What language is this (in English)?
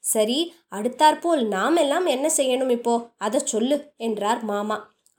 Tamil